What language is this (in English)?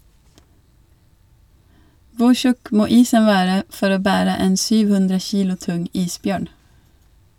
Norwegian